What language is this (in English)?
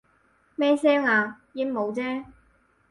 Cantonese